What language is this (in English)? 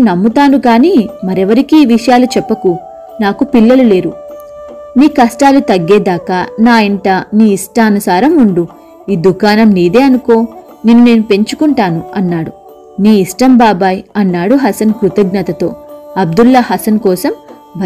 Telugu